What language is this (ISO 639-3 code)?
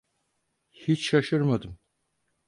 tur